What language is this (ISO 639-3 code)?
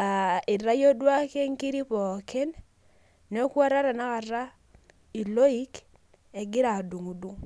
mas